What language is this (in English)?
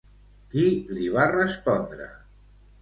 Catalan